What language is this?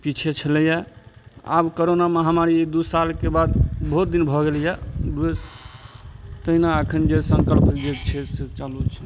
Maithili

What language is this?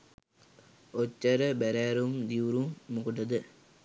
Sinhala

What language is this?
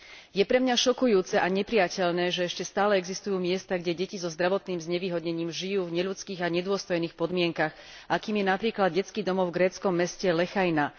Slovak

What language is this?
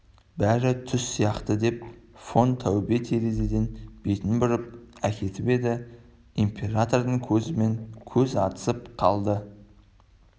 Kazakh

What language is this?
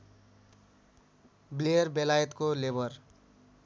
Nepali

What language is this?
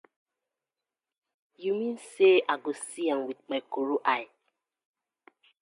Nigerian Pidgin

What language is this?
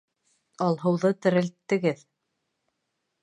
Bashkir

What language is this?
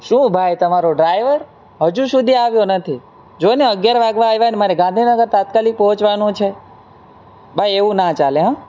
Gujarati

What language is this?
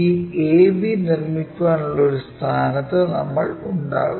Malayalam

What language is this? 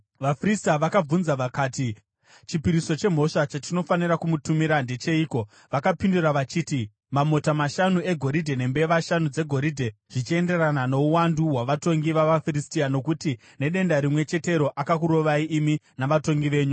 Shona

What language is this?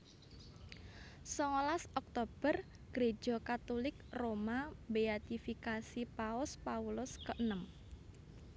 Javanese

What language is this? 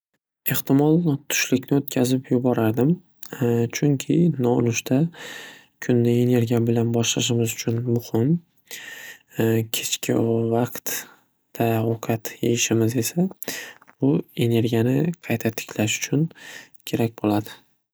Uzbek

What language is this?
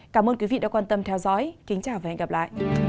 Vietnamese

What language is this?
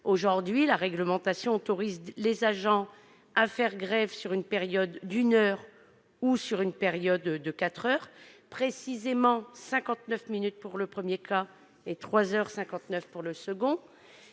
French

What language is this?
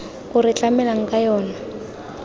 Tswana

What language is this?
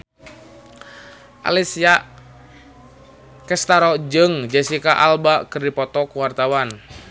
Sundanese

